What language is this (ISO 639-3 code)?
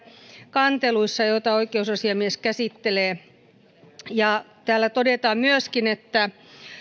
fin